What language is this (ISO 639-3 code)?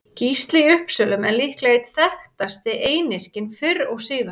isl